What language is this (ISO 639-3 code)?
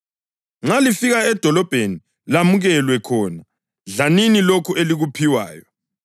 nde